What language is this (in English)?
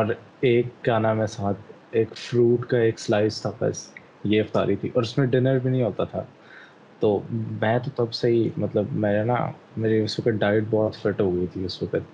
Urdu